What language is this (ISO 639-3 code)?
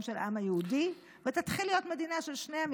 heb